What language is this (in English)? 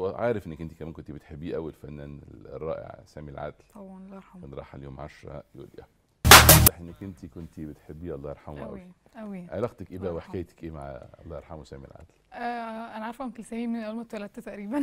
Arabic